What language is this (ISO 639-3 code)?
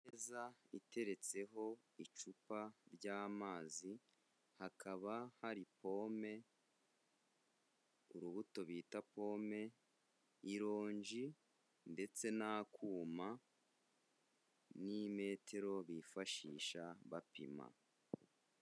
kin